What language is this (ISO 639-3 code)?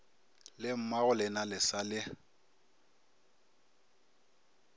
nso